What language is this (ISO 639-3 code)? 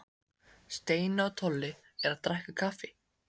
isl